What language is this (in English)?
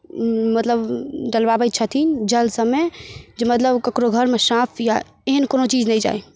Maithili